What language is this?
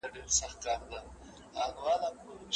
Pashto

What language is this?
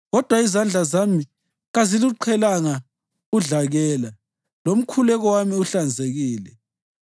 North Ndebele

